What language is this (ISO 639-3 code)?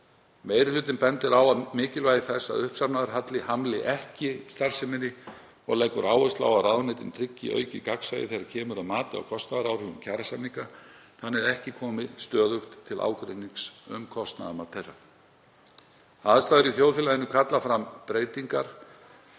isl